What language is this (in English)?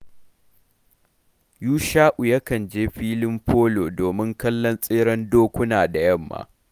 Hausa